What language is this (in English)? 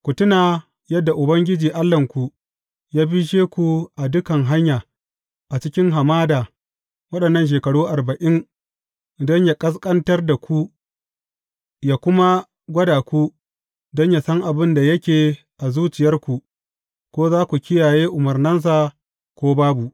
Hausa